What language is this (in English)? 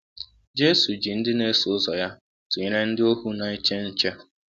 Igbo